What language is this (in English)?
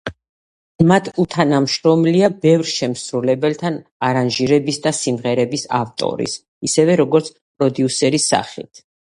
Georgian